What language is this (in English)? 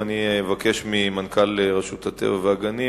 Hebrew